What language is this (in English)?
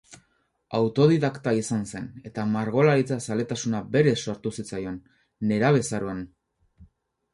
Basque